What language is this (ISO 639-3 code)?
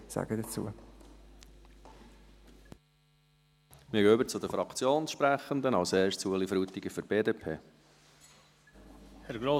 gsw